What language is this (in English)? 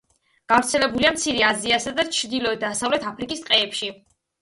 Georgian